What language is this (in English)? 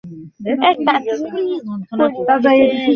Bangla